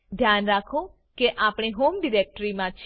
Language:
Gujarati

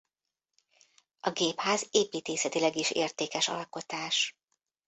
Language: Hungarian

